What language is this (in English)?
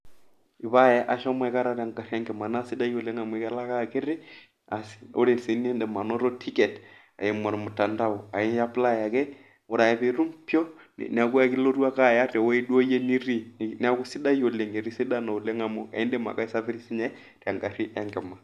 Masai